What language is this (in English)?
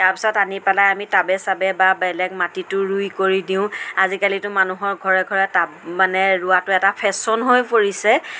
Assamese